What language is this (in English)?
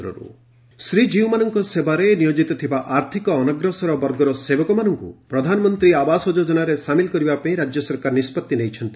Odia